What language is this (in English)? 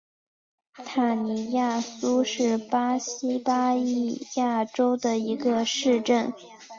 Chinese